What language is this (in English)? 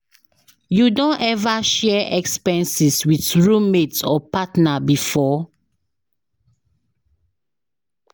Nigerian Pidgin